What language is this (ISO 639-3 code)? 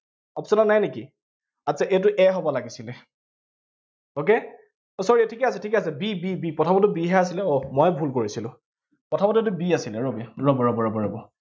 asm